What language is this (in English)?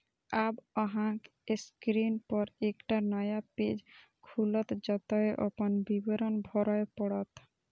Maithili